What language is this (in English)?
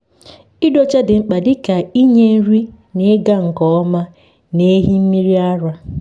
Igbo